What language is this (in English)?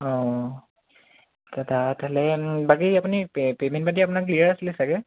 Assamese